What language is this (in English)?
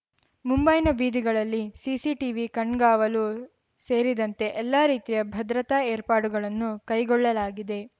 Kannada